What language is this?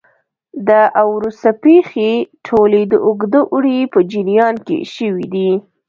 Pashto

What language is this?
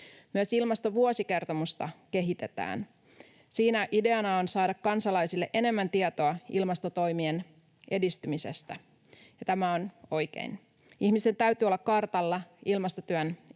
Finnish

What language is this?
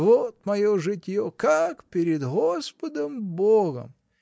Russian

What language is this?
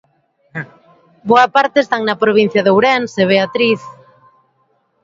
Galician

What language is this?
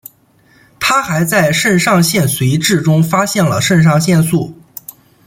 Chinese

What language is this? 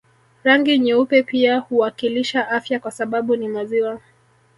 Swahili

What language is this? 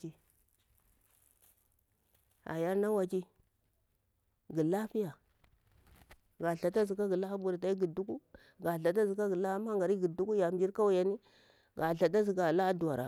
Bura-Pabir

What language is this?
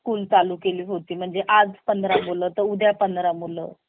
Marathi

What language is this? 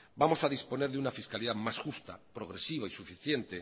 Spanish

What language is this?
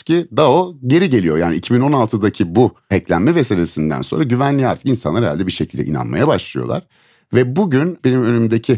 Turkish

